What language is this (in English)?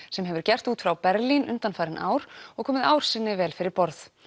Icelandic